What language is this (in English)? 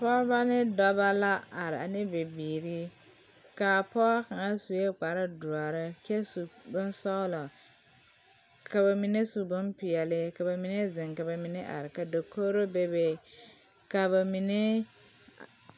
Southern Dagaare